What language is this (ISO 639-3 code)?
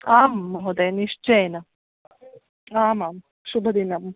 san